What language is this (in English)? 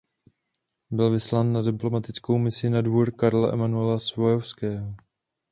Czech